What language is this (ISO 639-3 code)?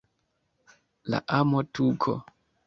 epo